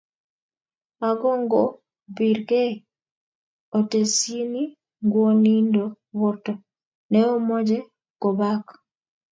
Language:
Kalenjin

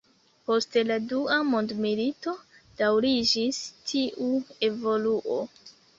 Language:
Esperanto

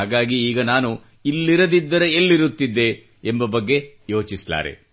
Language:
Kannada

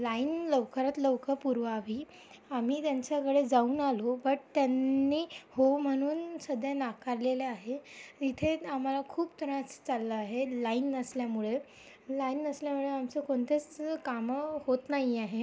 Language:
Marathi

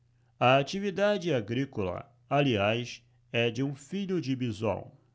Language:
Portuguese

